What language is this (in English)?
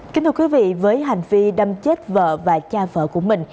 Vietnamese